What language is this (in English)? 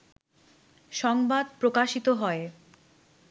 Bangla